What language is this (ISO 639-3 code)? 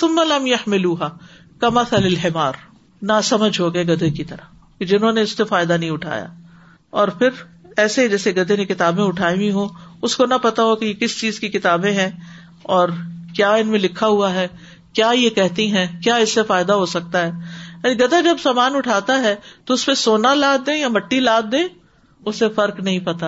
urd